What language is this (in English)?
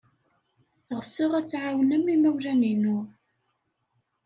Kabyle